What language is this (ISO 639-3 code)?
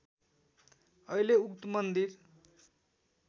nep